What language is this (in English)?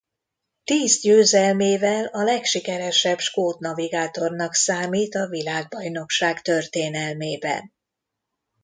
Hungarian